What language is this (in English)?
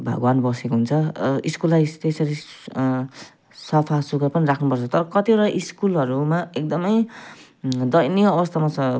Nepali